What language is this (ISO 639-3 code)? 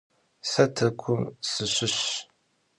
kbd